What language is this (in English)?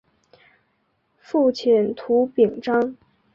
Chinese